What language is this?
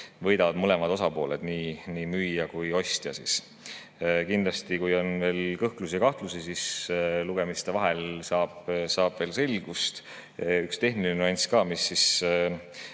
Estonian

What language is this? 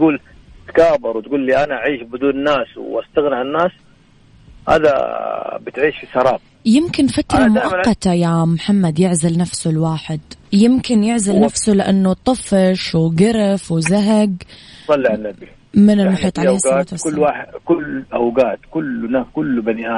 Arabic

